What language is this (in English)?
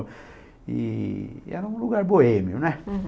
Portuguese